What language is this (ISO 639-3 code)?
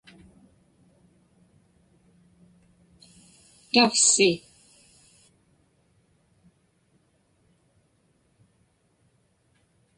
ipk